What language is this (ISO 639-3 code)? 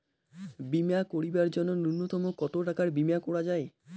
ben